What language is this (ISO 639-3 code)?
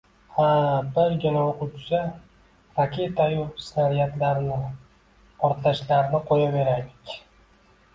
uzb